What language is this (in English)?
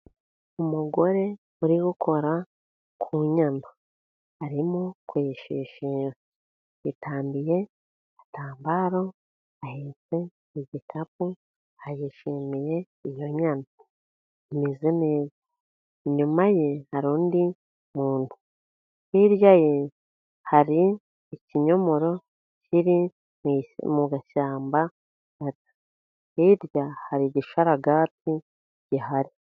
Kinyarwanda